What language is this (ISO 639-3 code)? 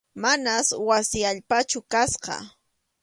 qxu